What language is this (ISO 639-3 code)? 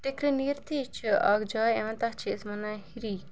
kas